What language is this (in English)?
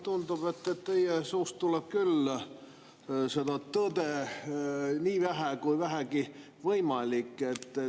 Estonian